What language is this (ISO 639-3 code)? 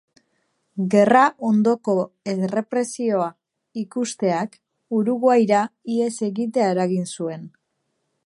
eus